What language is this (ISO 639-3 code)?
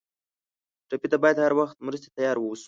pus